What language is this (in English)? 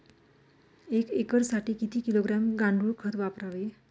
Marathi